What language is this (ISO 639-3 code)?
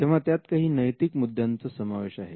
mar